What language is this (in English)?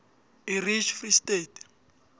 South Ndebele